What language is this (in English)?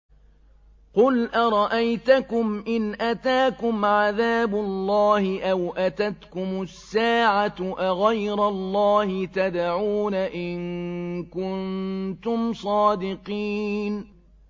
Arabic